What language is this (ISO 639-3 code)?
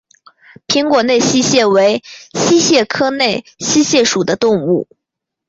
zho